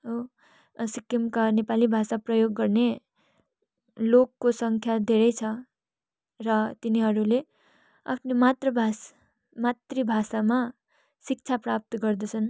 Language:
Nepali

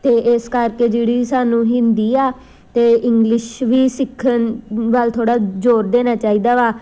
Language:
Punjabi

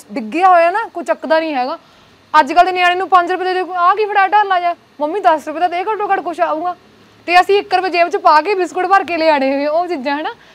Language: Punjabi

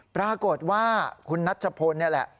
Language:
Thai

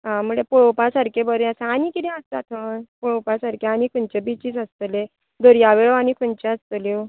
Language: Konkani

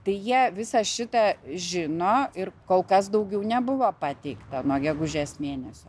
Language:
Lithuanian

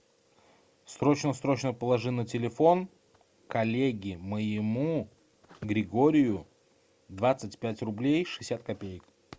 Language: Russian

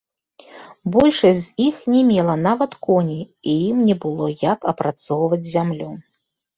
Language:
Belarusian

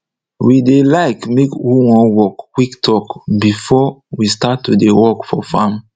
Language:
Nigerian Pidgin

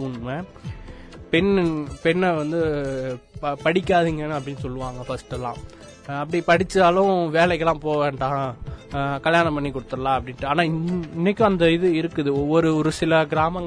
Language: Tamil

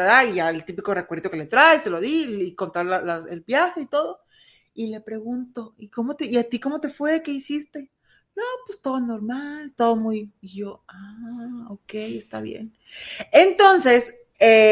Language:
Spanish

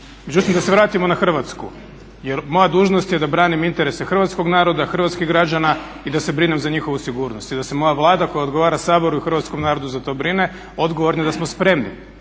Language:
Croatian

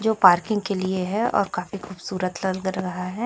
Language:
Hindi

